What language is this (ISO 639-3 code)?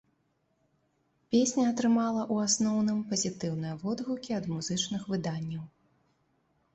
bel